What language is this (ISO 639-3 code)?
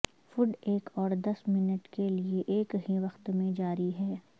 urd